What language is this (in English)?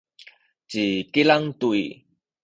Sakizaya